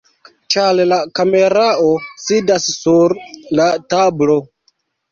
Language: Esperanto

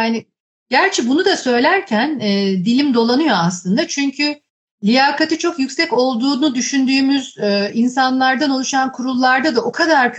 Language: Turkish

